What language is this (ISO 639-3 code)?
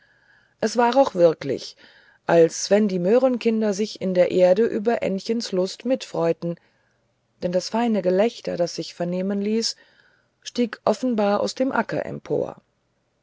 deu